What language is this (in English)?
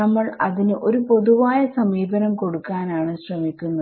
Malayalam